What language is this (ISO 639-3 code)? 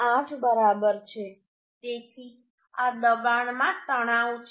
guj